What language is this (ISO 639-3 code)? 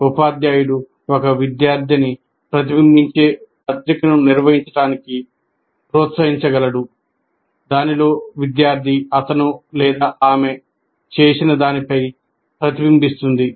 tel